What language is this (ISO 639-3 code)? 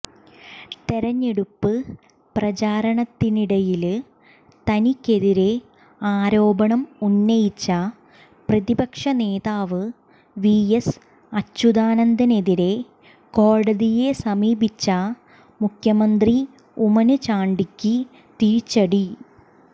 mal